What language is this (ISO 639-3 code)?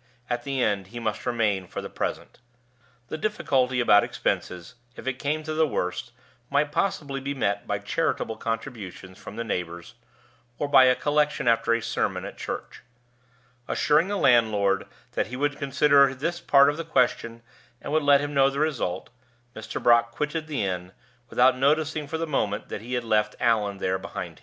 eng